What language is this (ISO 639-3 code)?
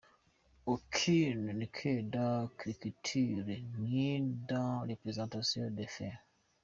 kin